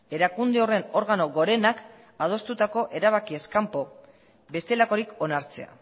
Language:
Basque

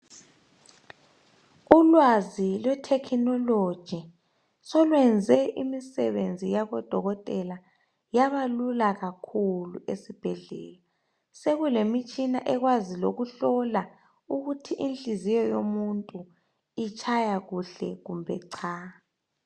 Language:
North Ndebele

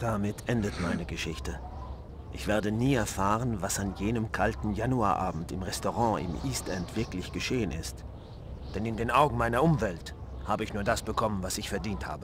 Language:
German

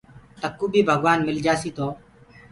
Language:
Gurgula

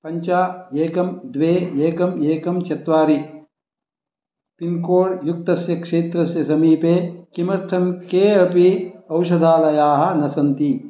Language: Sanskrit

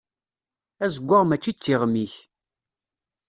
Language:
Kabyle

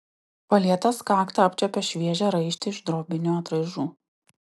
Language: Lithuanian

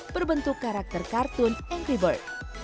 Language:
Indonesian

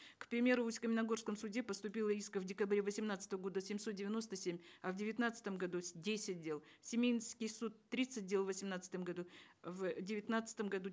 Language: Kazakh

